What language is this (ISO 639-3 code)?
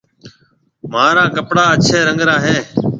mve